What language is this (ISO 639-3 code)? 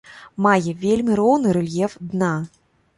bel